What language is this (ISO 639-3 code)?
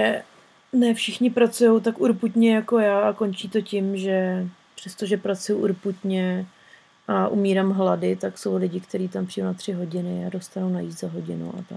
ces